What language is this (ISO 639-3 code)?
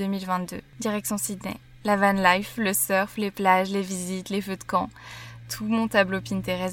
fra